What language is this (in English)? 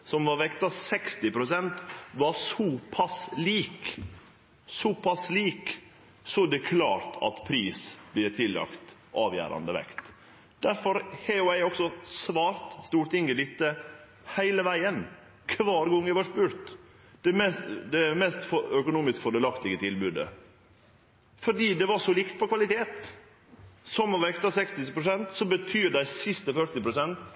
Norwegian Nynorsk